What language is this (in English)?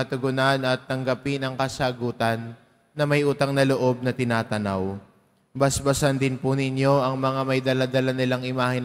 Filipino